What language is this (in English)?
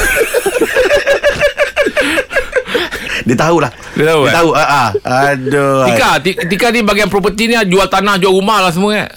Malay